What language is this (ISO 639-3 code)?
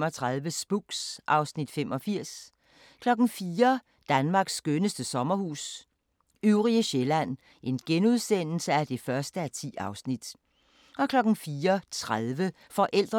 dan